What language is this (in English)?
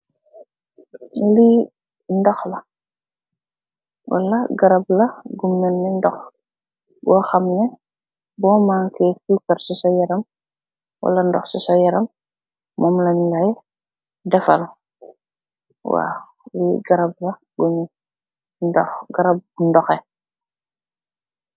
Wolof